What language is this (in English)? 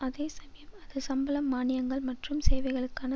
Tamil